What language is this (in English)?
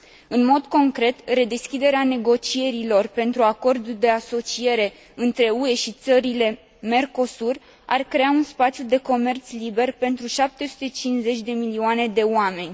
Romanian